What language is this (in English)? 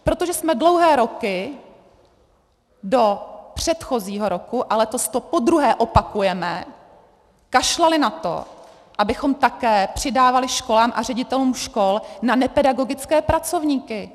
Czech